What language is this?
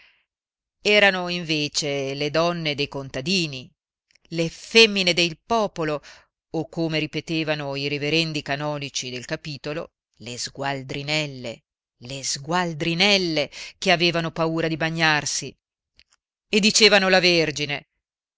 Italian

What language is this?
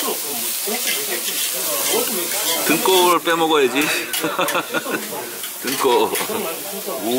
Korean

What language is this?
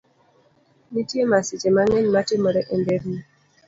Luo (Kenya and Tanzania)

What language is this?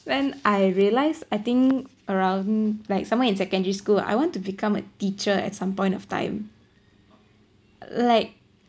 English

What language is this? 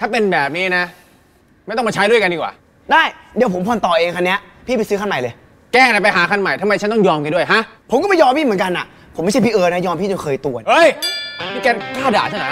Thai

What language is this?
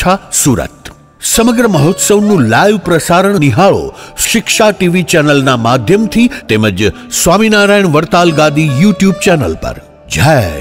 Hindi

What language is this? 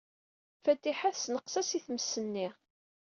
Kabyle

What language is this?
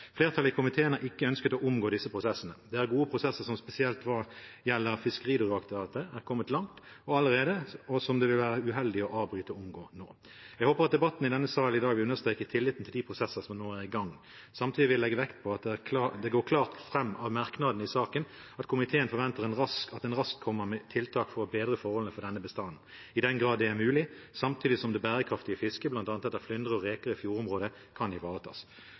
Norwegian Bokmål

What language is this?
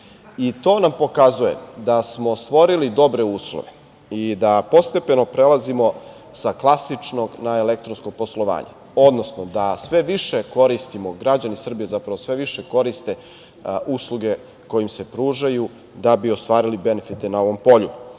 Serbian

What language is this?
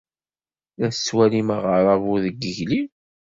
Kabyle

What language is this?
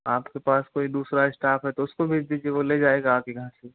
Hindi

